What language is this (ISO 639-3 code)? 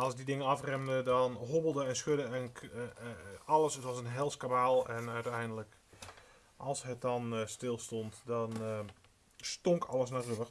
nld